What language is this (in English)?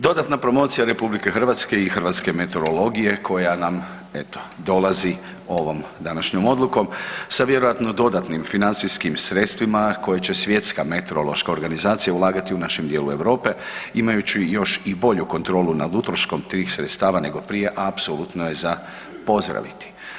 Croatian